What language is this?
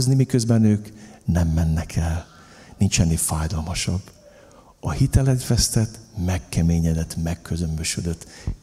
Hungarian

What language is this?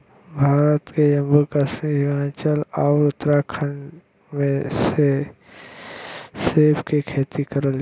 Bhojpuri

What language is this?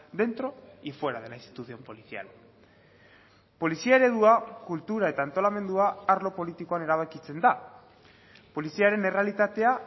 Basque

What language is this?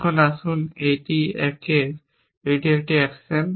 Bangla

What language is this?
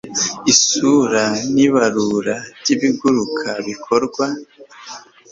Kinyarwanda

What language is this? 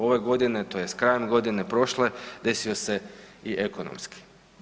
Croatian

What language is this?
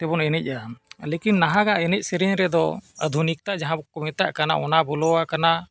Santali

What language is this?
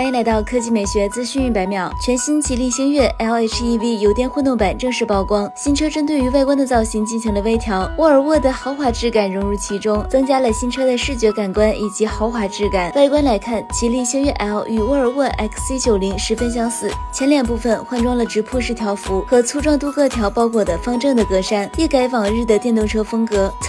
Chinese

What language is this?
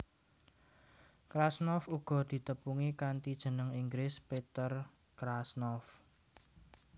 Javanese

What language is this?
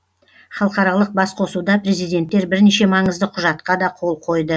Kazakh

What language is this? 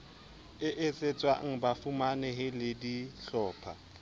Southern Sotho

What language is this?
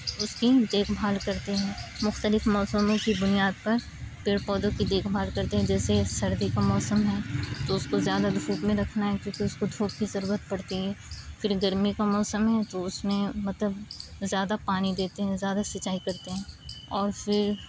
Urdu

